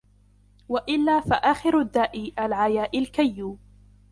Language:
Arabic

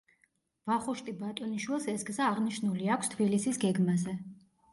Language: Georgian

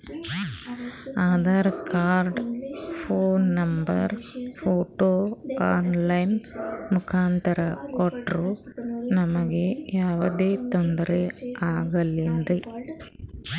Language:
Kannada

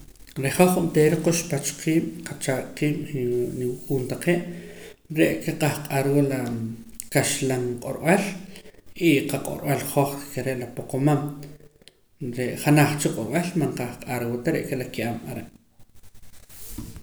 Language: Poqomam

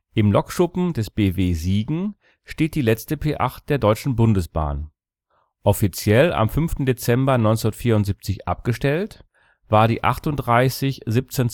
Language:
German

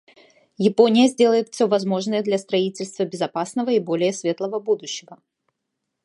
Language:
Russian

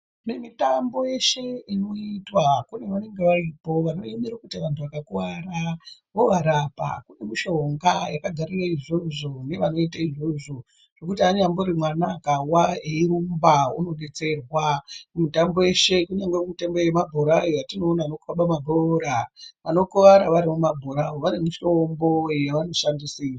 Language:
Ndau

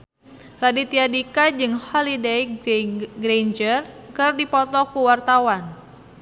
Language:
Sundanese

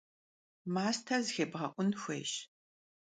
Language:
Kabardian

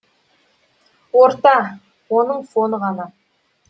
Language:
Kazakh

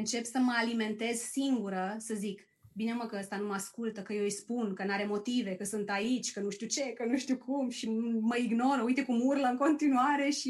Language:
Romanian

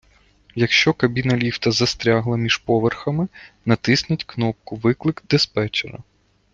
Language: Ukrainian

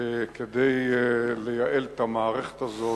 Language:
Hebrew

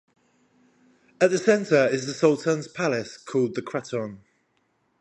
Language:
English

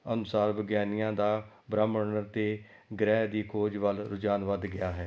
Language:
Punjabi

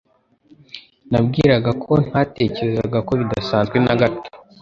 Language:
Kinyarwanda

